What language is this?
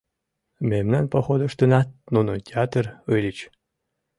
Mari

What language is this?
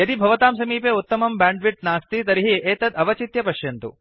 Sanskrit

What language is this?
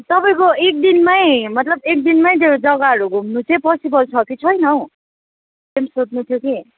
Nepali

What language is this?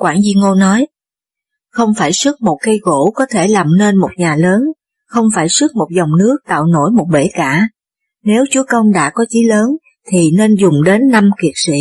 Vietnamese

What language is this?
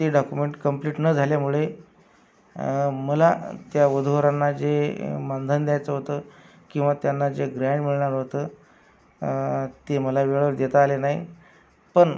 Marathi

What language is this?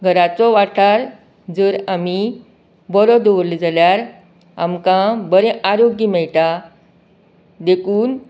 Konkani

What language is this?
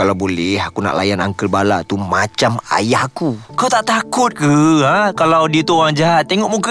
Malay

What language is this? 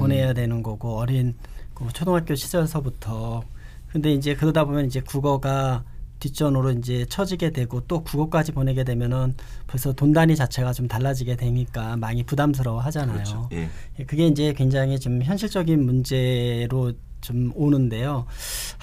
Korean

